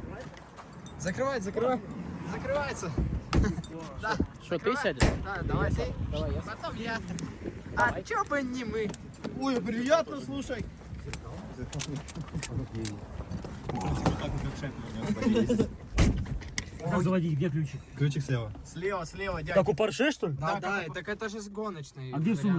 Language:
Russian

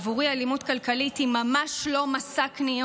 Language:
Hebrew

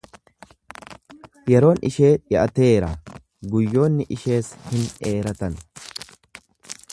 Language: Oromo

